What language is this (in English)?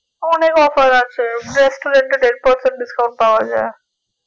Bangla